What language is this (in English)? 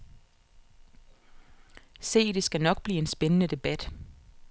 Danish